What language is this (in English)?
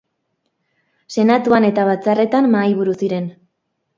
Basque